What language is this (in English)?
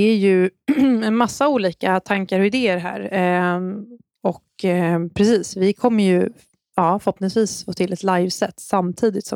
Swedish